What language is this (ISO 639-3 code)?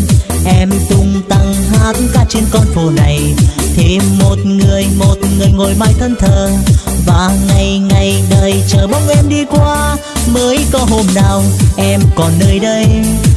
vie